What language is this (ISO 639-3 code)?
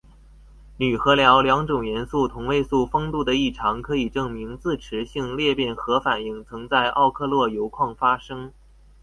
zho